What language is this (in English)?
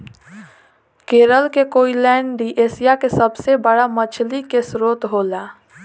Bhojpuri